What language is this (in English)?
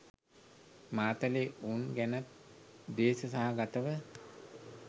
Sinhala